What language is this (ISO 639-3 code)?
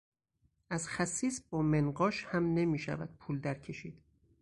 fas